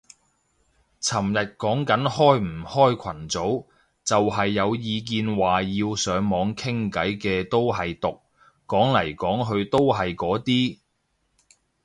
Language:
Cantonese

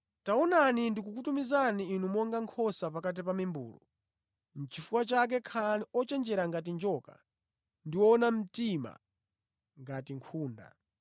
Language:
Nyanja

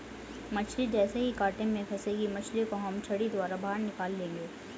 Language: Hindi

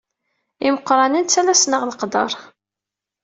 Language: Kabyle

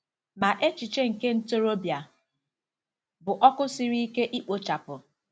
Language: Igbo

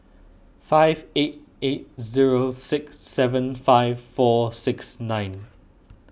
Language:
English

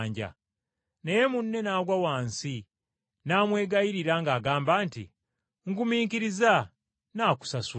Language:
Ganda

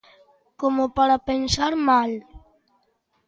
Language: Galician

